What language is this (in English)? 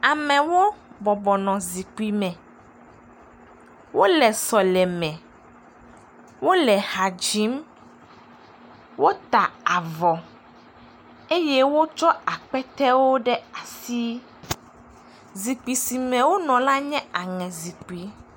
Ewe